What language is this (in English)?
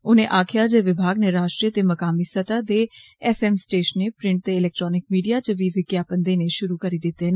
Dogri